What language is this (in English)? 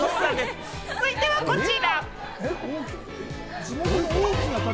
Japanese